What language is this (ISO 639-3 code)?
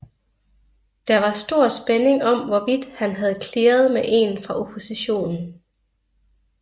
dan